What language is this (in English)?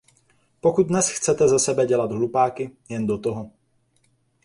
Czech